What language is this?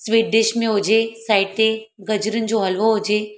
Sindhi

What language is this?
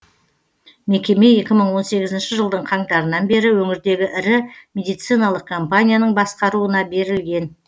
Kazakh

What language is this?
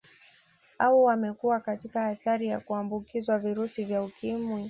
Swahili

